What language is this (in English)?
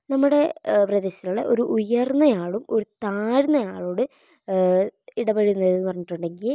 Malayalam